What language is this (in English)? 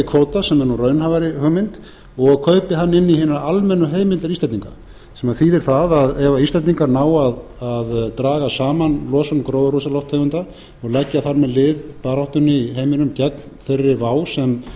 Icelandic